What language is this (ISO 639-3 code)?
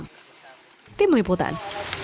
ind